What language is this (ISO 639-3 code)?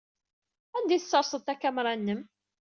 kab